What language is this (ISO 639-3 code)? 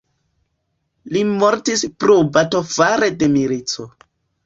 epo